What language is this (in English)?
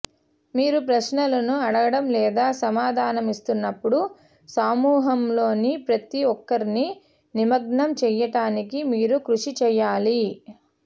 Telugu